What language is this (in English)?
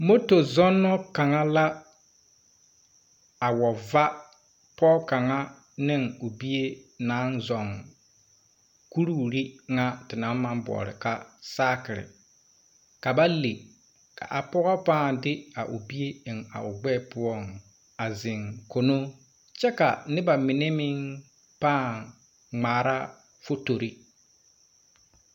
Southern Dagaare